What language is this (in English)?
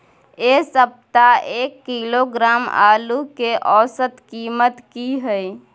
Maithili